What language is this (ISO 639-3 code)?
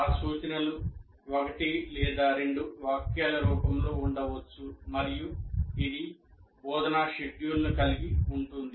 tel